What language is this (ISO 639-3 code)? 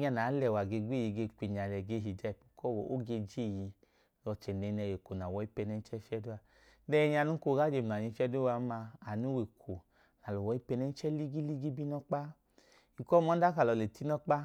idu